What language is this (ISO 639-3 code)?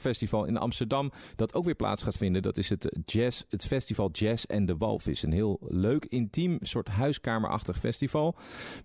nld